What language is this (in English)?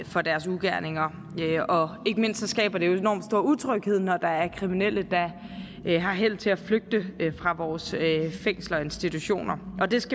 Danish